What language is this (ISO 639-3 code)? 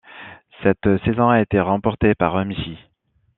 fra